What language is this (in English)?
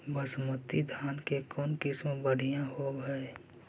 Magahi